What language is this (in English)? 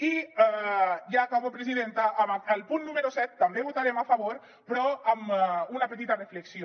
Catalan